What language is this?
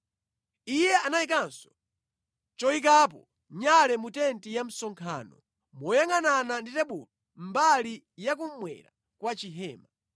Nyanja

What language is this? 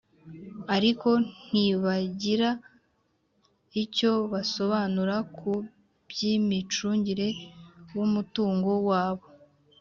Kinyarwanda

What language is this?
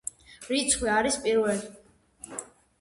Georgian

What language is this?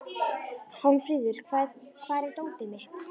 Icelandic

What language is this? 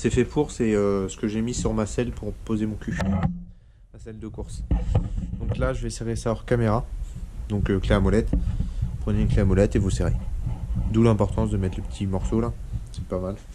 French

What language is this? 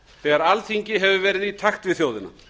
Icelandic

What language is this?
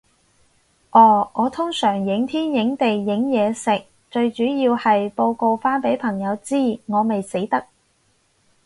Cantonese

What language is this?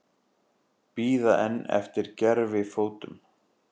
Icelandic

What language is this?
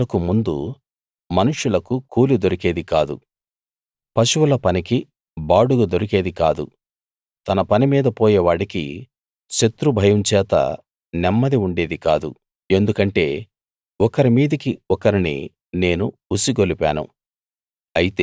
Telugu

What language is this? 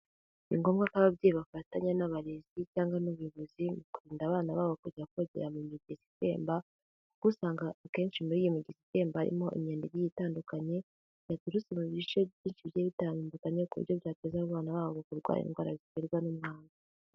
Kinyarwanda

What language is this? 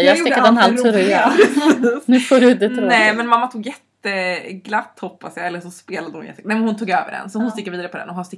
Swedish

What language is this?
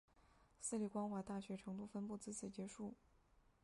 Chinese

